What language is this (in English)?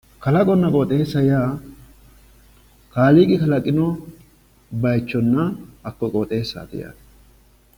Sidamo